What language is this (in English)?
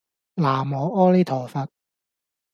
Cantonese